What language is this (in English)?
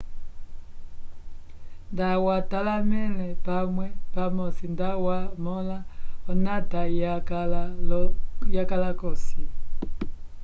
Umbundu